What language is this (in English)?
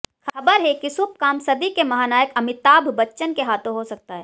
Hindi